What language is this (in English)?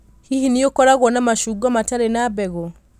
Kikuyu